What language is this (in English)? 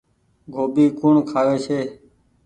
Goaria